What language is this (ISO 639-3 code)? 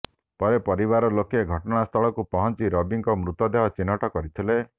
ori